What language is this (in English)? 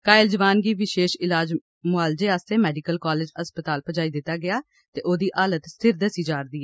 Dogri